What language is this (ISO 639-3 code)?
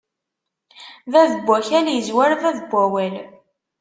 kab